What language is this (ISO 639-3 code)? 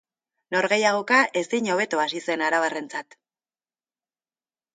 eus